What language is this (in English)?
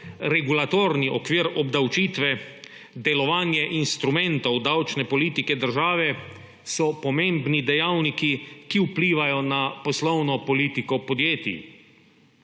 Slovenian